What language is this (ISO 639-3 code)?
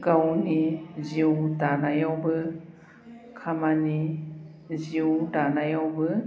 brx